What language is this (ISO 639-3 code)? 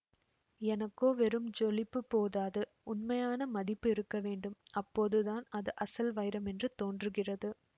tam